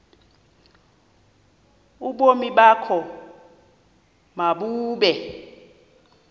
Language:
Xhosa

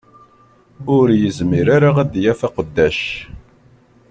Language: Kabyle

